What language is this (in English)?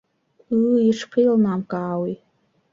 Abkhazian